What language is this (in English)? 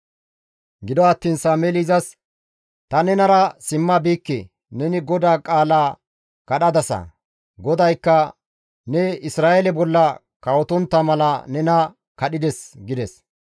Gamo